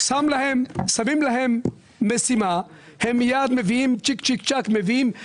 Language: Hebrew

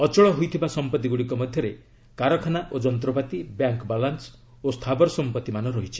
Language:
Odia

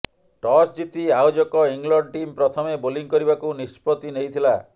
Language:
Odia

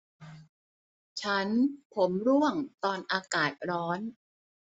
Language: Thai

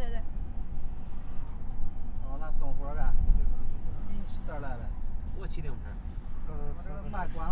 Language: Chinese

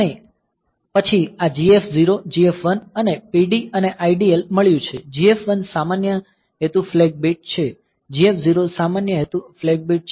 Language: Gujarati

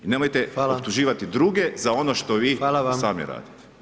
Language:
Croatian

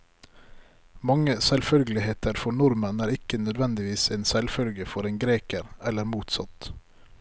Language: Norwegian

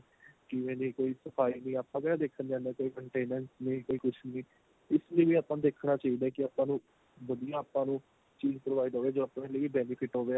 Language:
Punjabi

